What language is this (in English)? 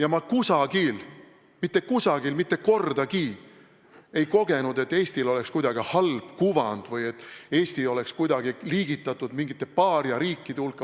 Estonian